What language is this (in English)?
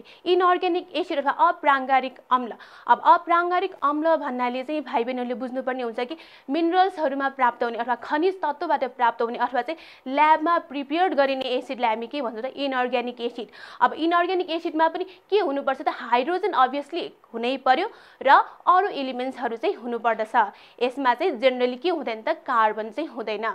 Hindi